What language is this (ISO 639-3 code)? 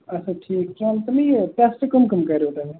kas